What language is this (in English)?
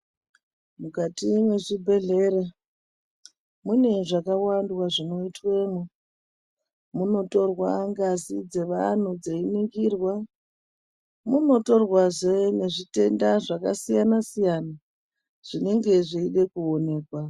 Ndau